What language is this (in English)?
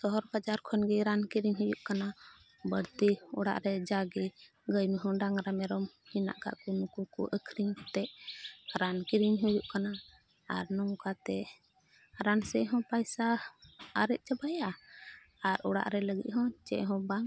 Santali